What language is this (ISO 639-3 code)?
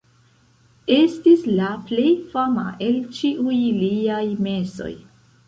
epo